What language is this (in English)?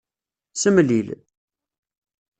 Kabyle